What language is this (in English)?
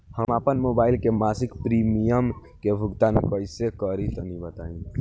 Bhojpuri